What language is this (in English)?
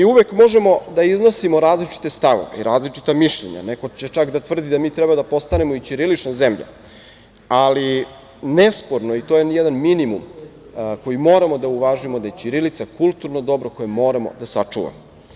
Serbian